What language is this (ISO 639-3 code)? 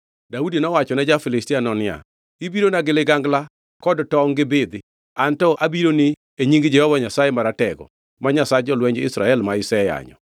luo